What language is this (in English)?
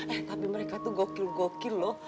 Indonesian